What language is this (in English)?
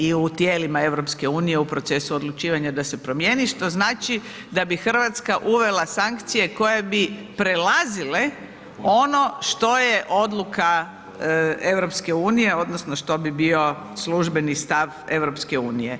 Croatian